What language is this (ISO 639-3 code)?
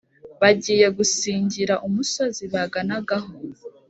kin